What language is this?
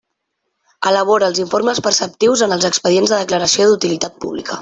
Catalan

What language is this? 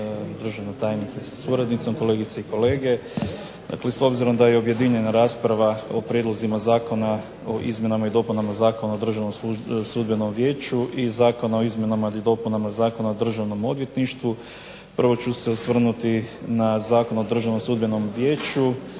Croatian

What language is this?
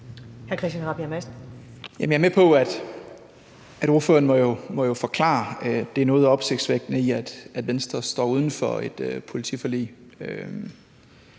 Danish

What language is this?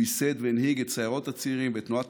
Hebrew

